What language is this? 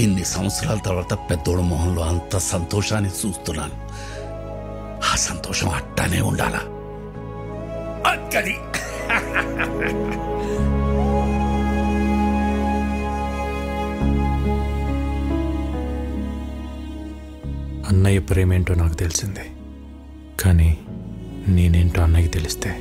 Telugu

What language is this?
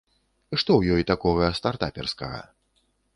Belarusian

